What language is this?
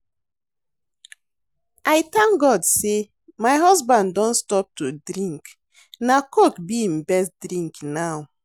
Nigerian Pidgin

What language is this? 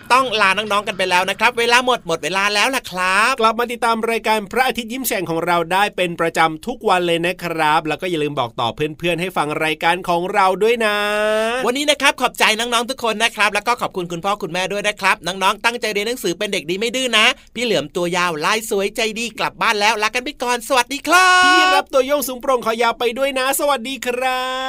Thai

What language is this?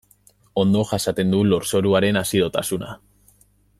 Basque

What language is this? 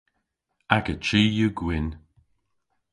Cornish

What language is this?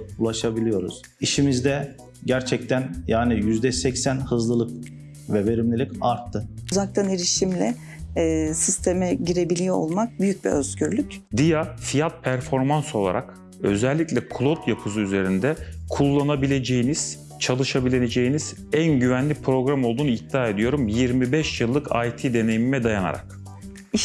Turkish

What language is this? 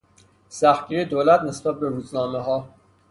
Persian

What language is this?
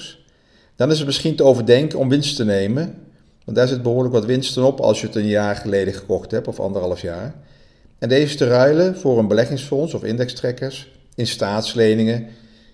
Dutch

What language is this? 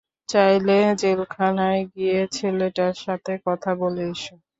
Bangla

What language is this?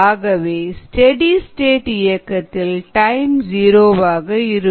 Tamil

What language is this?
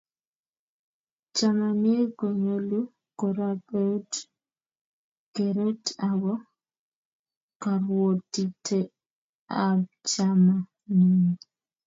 Kalenjin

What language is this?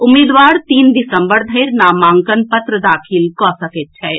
Maithili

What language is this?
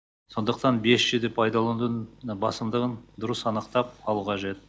Kazakh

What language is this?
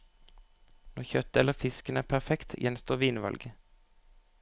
Norwegian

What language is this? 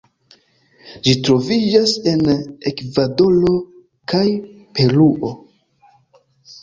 Esperanto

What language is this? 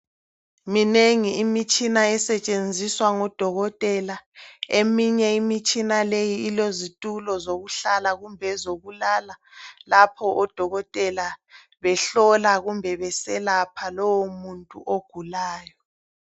North Ndebele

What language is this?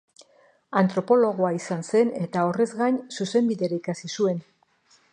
Basque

